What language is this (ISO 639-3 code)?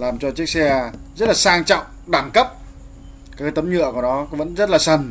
vie